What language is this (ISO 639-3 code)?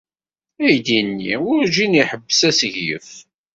kab